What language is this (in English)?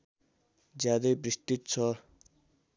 Nepali